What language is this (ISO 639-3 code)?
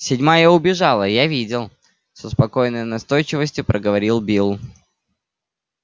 rus